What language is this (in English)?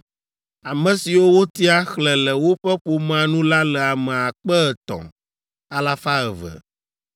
Ewe